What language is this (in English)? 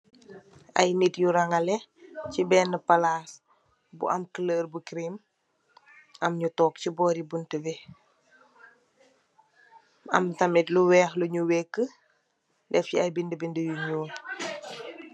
Wolof